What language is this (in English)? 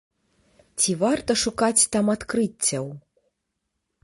Belarusian